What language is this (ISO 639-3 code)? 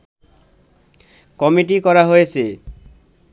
ben